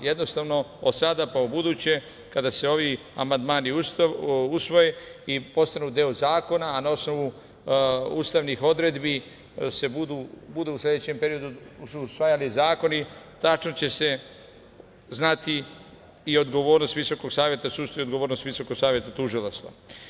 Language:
Serbian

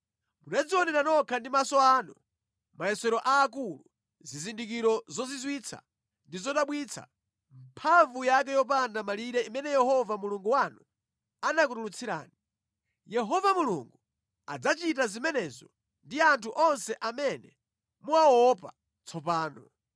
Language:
Nyanja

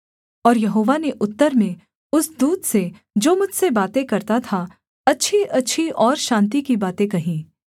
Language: Hindi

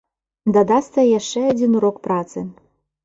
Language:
Belarusian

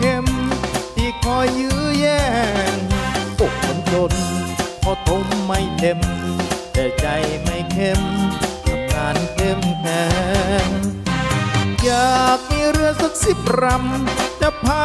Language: Thai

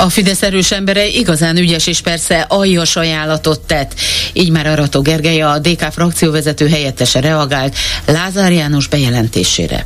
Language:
Hungarian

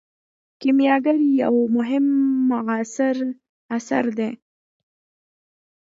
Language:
Pashto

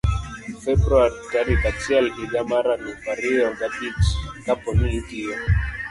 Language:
Luo (Kenya and Tanzania)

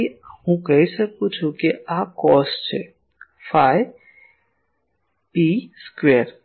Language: Gujarati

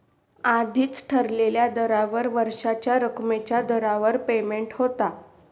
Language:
Marathi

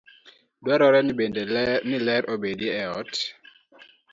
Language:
Luo (Kenya and Tanzania)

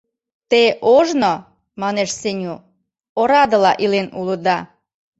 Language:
Mari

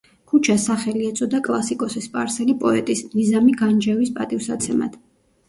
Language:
Georgian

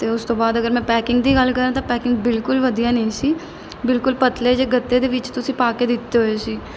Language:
Punjabi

